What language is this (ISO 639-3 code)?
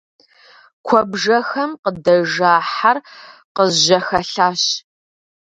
kbd